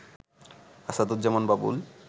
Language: Bangla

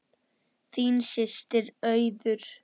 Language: Icelandic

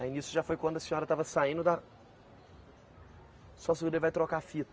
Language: Portuguese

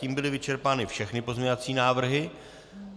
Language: Czech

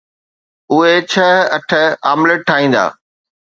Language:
Sindhi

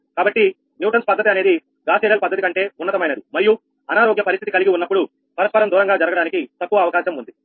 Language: Telugu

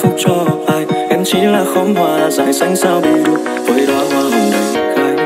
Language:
Vietnamese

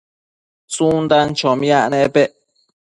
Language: Matsés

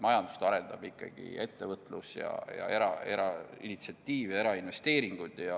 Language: Estonian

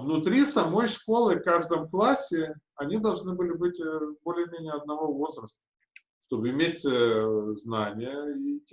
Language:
Russian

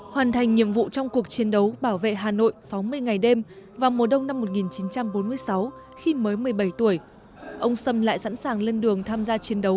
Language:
Vietnamese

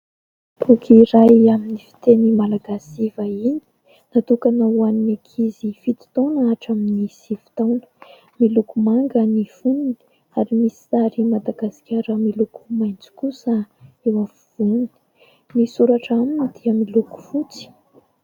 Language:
Malagasy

